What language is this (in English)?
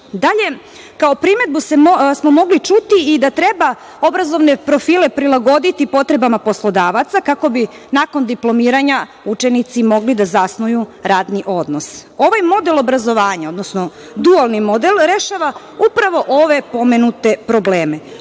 Serbian